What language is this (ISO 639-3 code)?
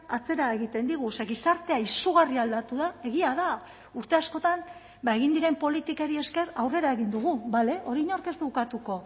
eus